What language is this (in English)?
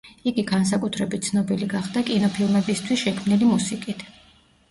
Georgian